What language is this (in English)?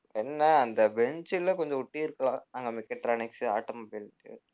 Tamil